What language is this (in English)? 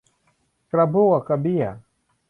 Thai